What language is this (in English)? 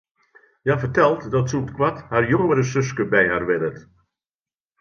Western Frisian